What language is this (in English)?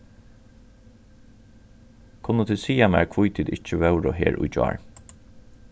Faroese